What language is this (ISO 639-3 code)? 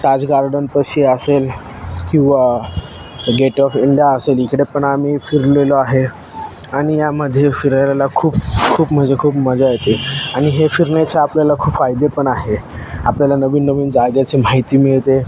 mar